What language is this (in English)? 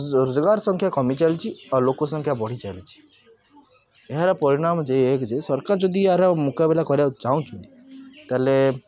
Odia